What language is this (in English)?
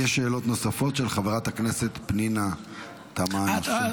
Hebrew